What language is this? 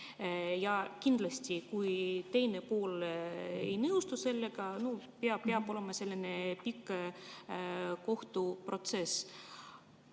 Estonian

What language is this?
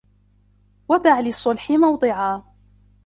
Arabic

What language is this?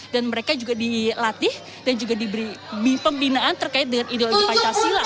Indonesian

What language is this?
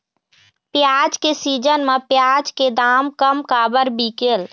Chhattisgarhi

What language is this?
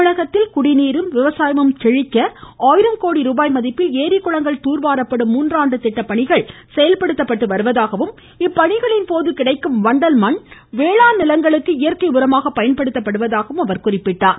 Tamil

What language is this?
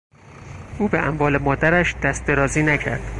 Persian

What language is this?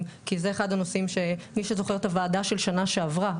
Hebrew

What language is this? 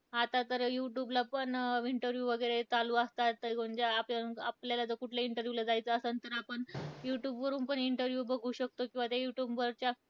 Marathi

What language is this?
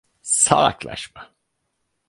Turkish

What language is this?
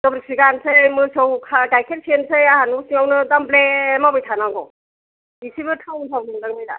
Bodo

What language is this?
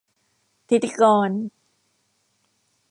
Thai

